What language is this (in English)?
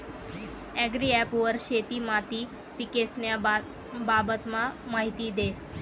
Marathi